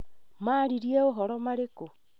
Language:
Kikuyu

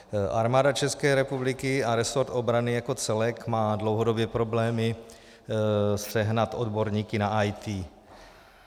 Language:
Czech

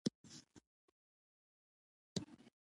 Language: Pashto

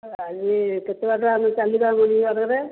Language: Odia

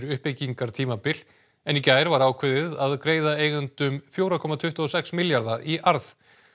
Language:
Icelandic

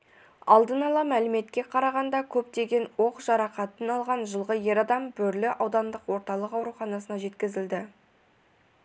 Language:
Kazakh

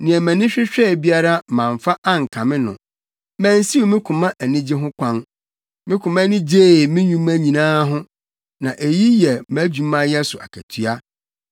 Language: Akan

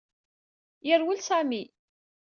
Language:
Kabyle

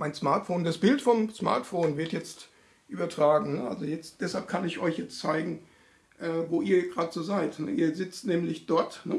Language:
German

